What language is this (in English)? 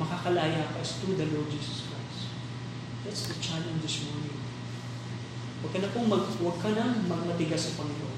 Filipino